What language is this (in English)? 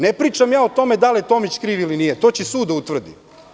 Serbian